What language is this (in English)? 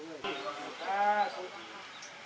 Thai